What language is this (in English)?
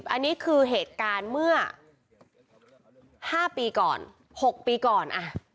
Thai